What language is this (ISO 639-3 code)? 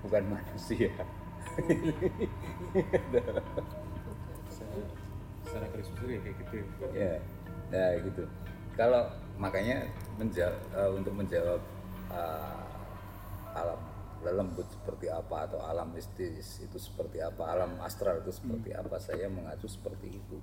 ind